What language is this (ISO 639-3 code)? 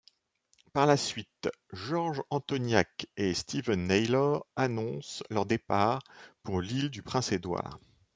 fra